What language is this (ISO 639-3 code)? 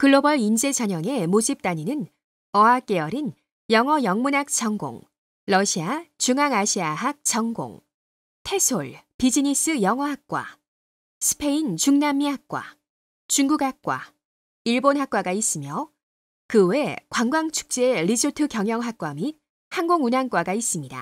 kor